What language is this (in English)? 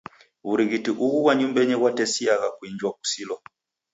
Taita